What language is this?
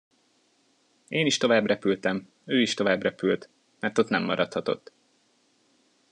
Hungarian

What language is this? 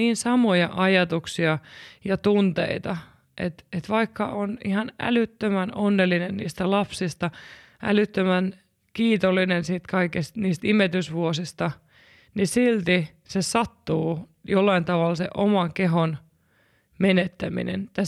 Finnish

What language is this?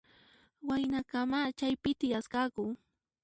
Puno Quechua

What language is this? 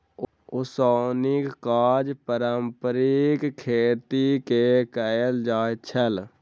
Maithili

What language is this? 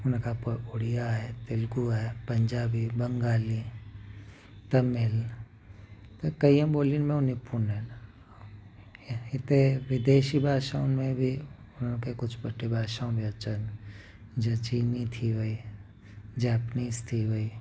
Sindhi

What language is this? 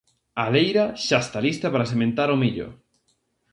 Galician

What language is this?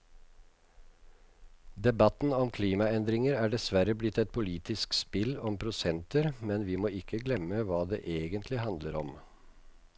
Norwegian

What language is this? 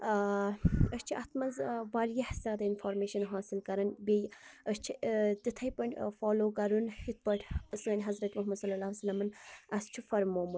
Kashmiri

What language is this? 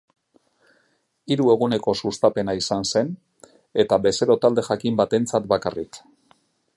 Basque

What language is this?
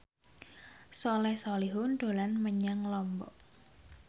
Javanese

